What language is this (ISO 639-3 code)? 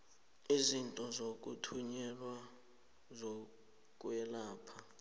nbl